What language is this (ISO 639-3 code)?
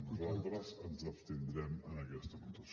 cat